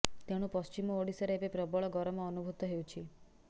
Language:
Odia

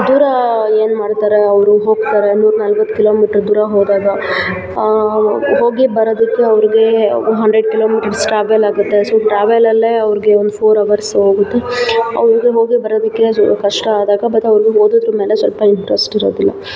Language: Kannada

